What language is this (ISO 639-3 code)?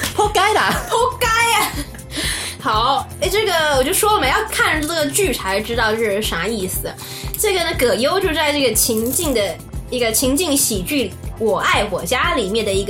zho